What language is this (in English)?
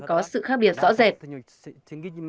Vietnamese